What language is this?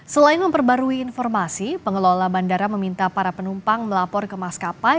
Indonesian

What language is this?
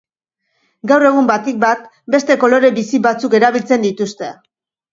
Basque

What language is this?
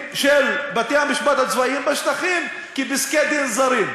Hebrew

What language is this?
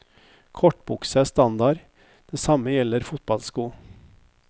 Norwegian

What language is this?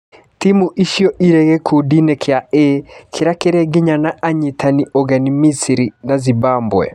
Kikuyu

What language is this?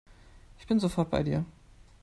German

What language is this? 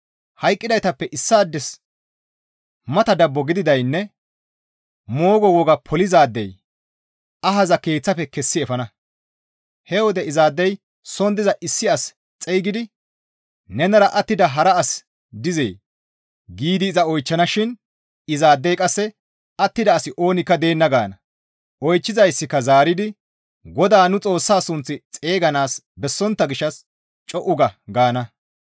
Gamo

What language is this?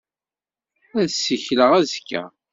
Kabyle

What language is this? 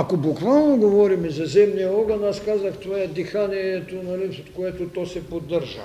Bulgarian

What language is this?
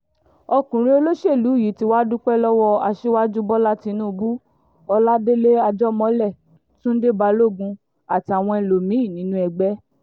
Yoruba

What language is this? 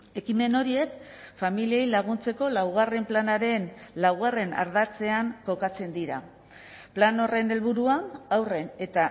Basque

